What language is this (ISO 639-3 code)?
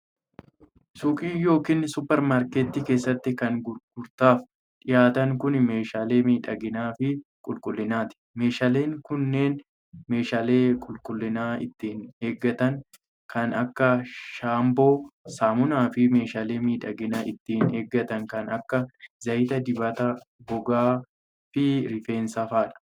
orm